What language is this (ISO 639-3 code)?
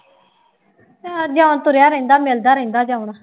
pan